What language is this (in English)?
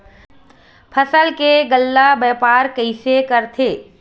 Chhattisgarhi